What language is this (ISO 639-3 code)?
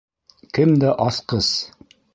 bak